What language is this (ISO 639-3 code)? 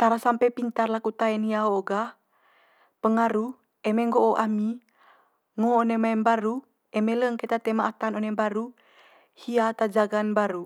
mqy